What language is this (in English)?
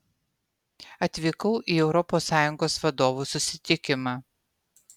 Lithuanian